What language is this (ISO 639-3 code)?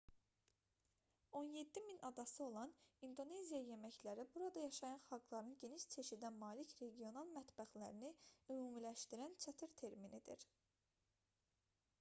aze